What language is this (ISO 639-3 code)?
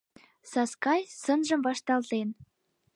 chm